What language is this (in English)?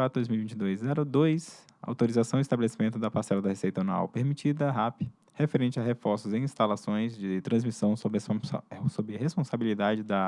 Portuguese